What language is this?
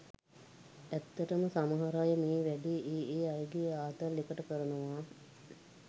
Sinhala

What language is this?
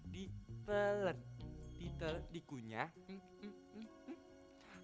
Indonesian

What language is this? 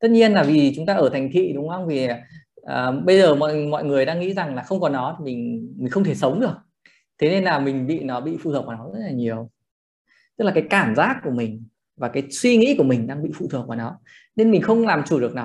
Vietnamese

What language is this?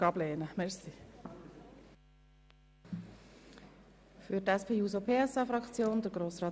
Swiss German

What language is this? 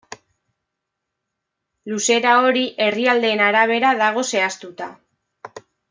Basque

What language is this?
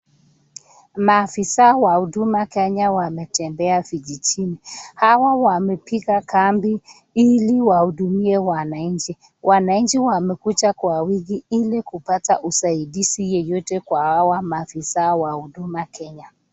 Swahili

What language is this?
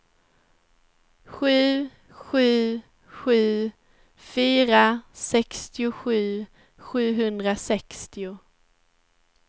Swedish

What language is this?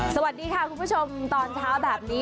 Thai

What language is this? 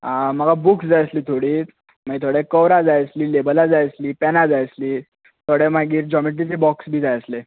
Konkani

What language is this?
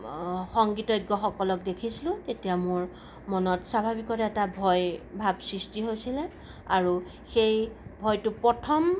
Assamese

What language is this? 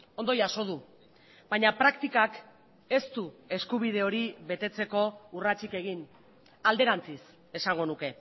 Basque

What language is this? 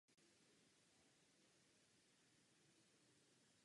Czech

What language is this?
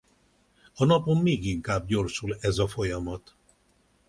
Hungarian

